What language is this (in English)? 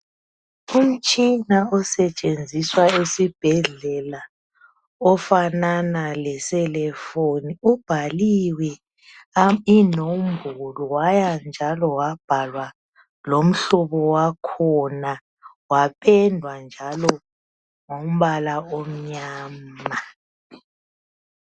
North Ndebele